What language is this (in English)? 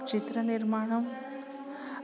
Sanskrit